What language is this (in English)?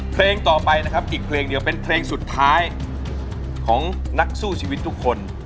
Thai